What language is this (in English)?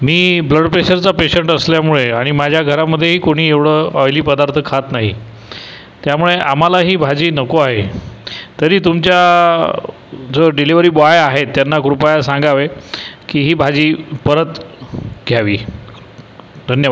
Marathi